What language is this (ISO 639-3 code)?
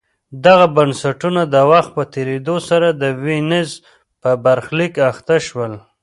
pus